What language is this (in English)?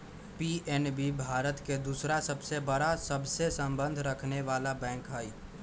Magahi